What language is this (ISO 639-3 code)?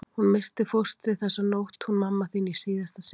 isl